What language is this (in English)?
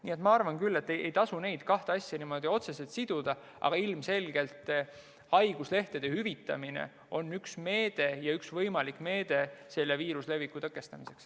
Estonian